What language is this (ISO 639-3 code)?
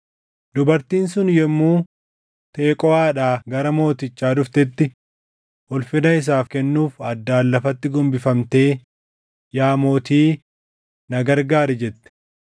orm